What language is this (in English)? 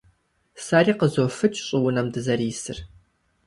Kabardian